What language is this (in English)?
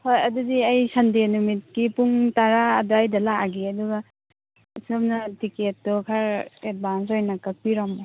Manipuri